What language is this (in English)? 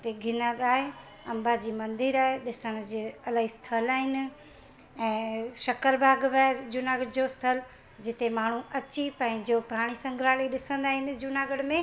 Sindhi